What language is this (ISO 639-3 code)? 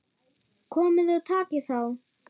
isl